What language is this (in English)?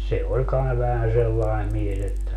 Finnish